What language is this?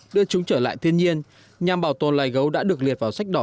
Vietnamese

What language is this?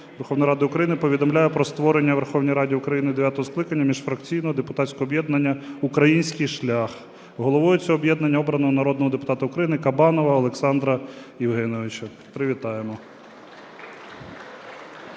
Ukrainian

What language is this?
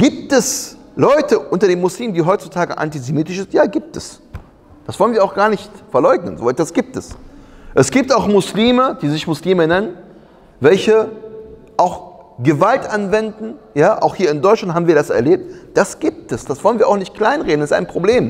German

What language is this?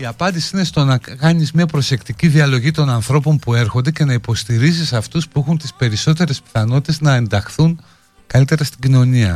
Greek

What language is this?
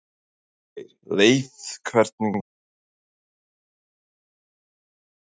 Icelandic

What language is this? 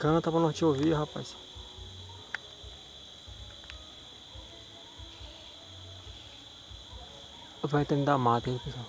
Portuguese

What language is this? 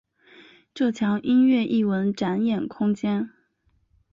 Chinese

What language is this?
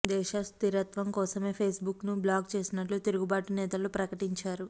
Telugu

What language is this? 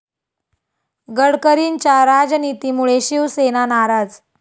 Marathi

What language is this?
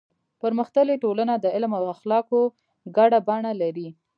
Pashto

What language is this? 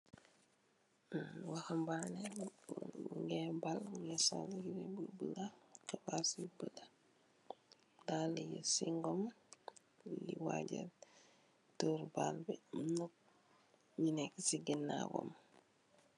Wolof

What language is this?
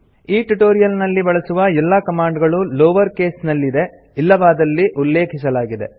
Kannada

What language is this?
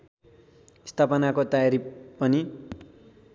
Nepali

